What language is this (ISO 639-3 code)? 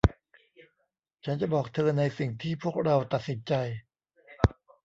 tha